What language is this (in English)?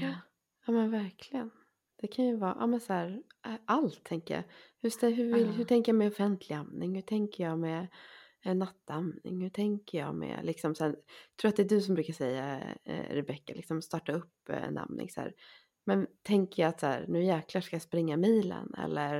Swedish